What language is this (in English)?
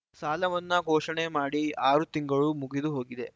Kannada